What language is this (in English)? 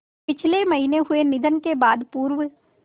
Hindi